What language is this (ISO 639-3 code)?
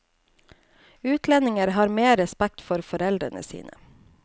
nor